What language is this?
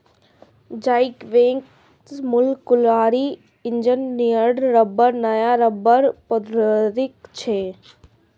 Maithili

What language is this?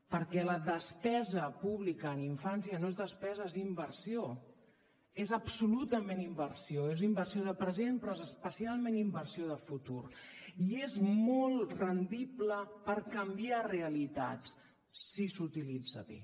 Catalan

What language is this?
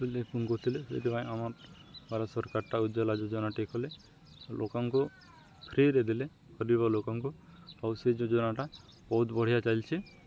Odia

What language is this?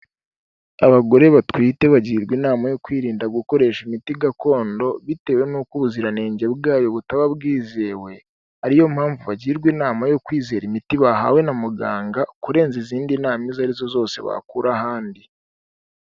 Kinyarwanda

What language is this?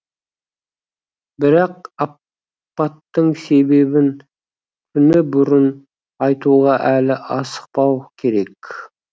Kazakh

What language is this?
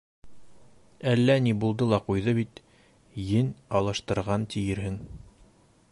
Bashkir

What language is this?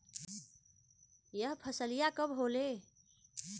Bhojpuri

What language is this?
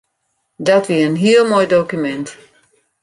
Western Frisian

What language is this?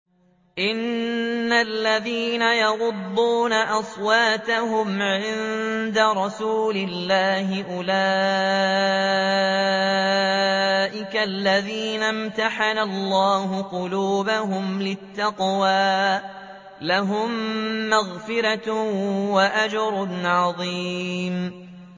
Arabic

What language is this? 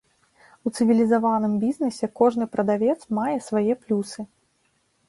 Belarusian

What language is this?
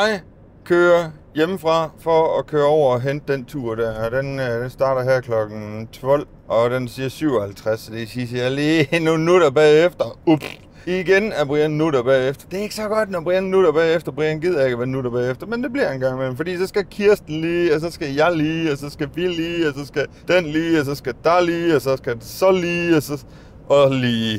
Danish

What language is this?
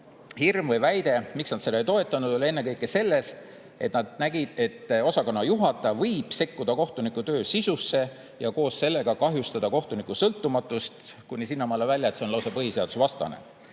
Estonian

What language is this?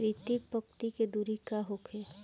Bhojpuri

